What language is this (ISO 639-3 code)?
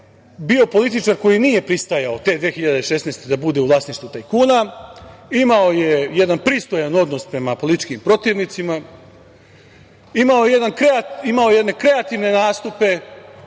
srp